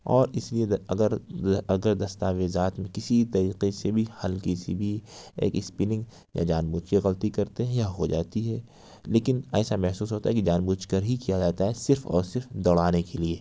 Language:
Urdu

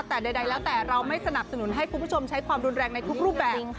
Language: Thai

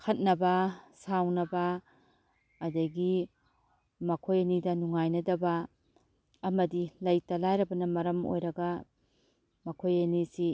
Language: Manipuri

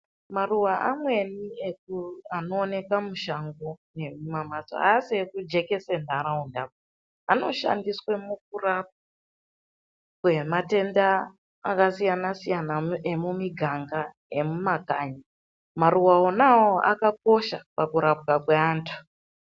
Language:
Ndau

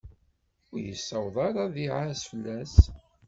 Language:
Kabyle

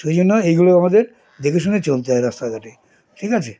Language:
Bangla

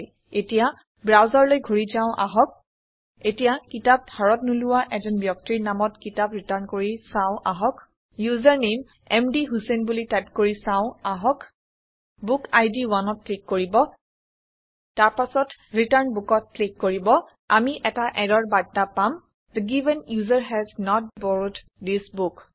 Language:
Assamese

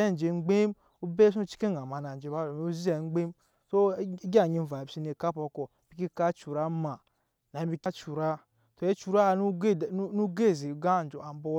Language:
Nyankpa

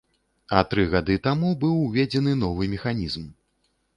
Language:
Belarusian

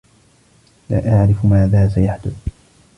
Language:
Arabic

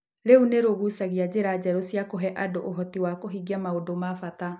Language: Kikuyu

